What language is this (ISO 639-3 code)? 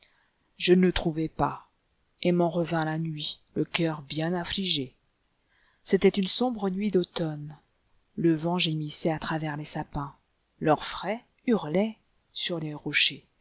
fra